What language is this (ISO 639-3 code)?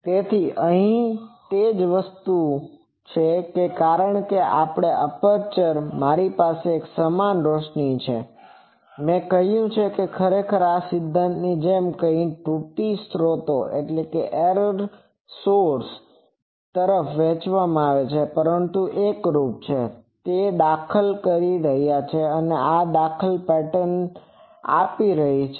guj